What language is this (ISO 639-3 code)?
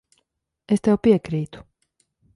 lav